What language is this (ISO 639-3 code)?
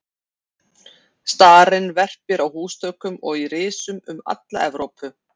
isl